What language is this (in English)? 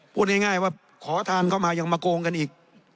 Thai